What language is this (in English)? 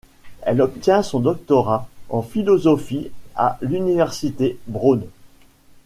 French